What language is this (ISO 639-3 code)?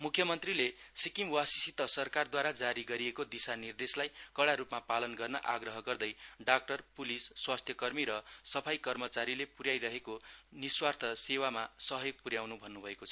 nep